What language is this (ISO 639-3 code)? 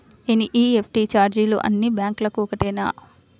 tel